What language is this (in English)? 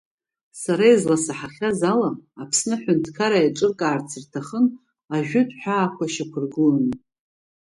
Abkhazian